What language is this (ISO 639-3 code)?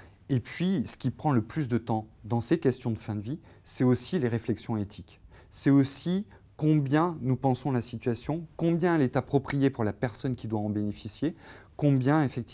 fra